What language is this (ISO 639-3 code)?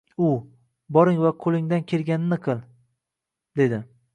uzb